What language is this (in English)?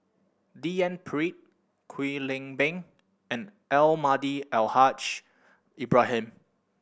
English